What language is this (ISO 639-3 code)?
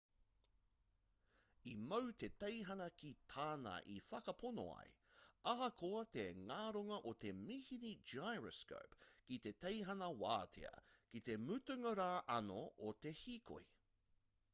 mri